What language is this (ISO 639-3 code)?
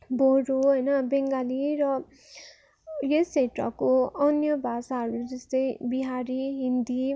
nep